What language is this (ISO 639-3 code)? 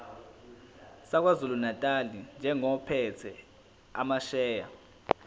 zul